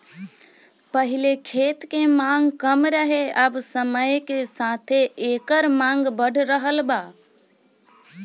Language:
Bhojpuri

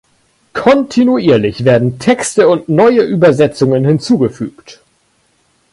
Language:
German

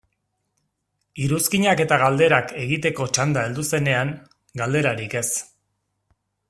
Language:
Basque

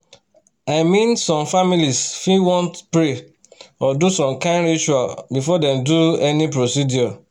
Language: Nigerian Pidgin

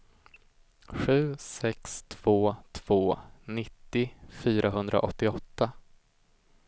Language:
Swedish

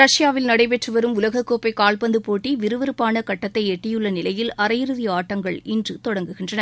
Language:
Tamil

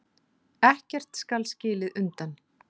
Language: Icelandic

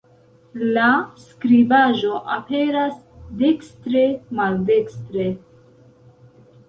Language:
Esperanto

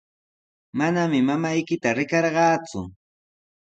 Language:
Sihuas Ancash Quechua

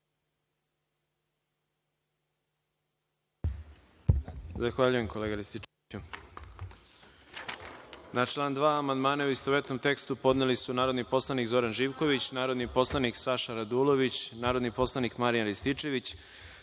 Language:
Serbian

